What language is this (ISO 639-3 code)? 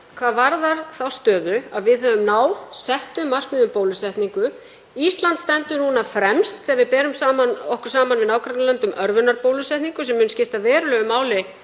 isl